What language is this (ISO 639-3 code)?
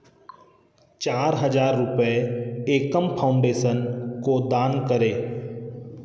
hin